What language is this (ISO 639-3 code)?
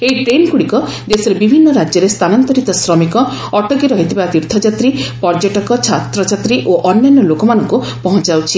ori